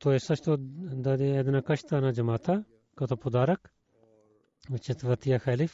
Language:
Bulgarian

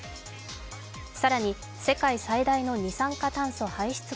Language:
Japanese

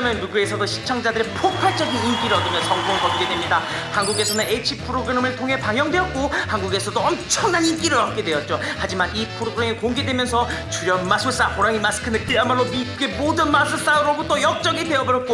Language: Korean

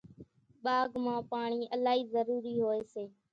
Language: Kachi Koli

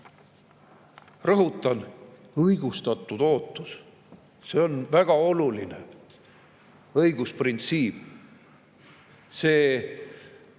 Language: Estonian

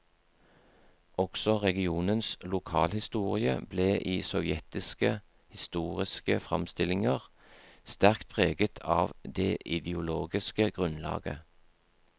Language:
Norwegian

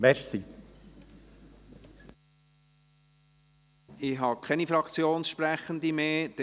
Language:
Swiss German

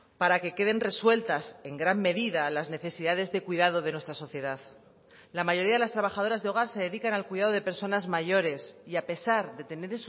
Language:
Spanish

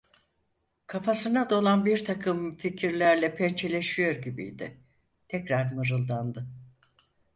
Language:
Turkish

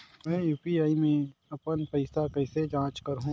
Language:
Chhattisgarhi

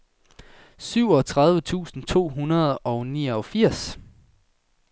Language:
Danish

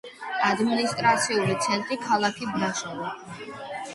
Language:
Georgian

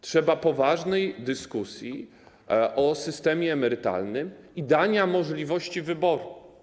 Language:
Polish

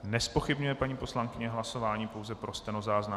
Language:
Czech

